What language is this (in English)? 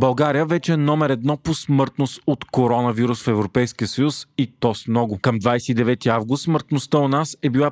Bulgarian